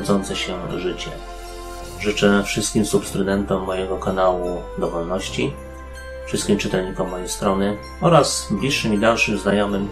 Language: Polish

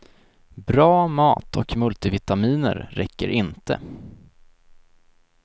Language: Swedish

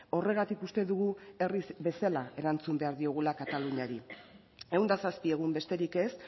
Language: Basque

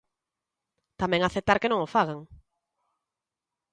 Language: Galician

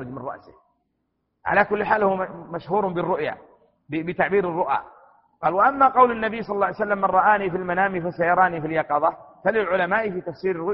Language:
Arabic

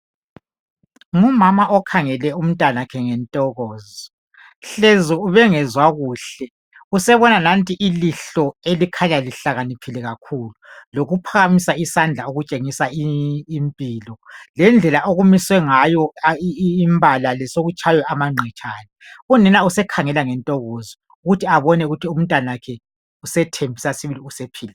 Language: North Ndebele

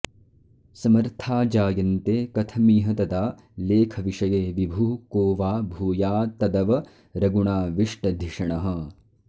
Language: Sanskrit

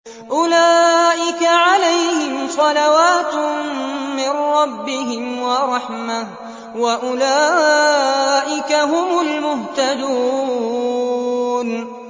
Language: Arabic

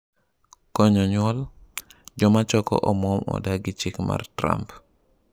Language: Luo (Kenya and Tanzania)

